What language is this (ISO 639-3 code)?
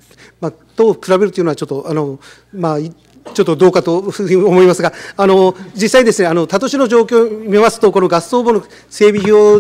jpn